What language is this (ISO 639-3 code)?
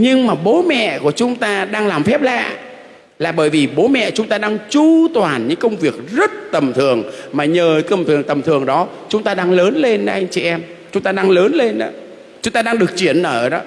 vie